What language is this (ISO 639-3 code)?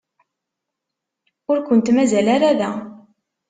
kab